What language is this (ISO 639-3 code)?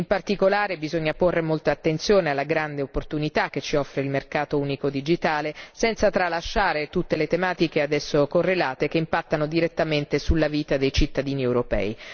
ita